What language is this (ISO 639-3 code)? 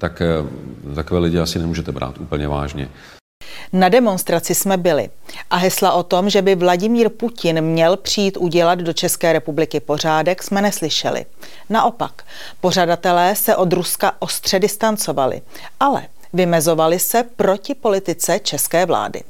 ces